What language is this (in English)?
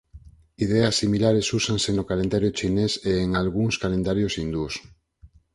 Galician